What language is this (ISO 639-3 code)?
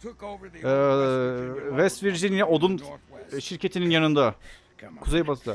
tur